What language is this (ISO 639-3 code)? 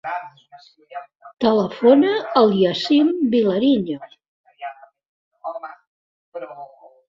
cat